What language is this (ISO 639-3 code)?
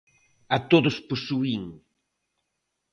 glg